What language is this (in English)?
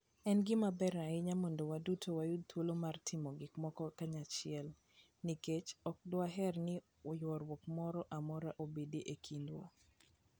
Luo (Kenya and Tanzania)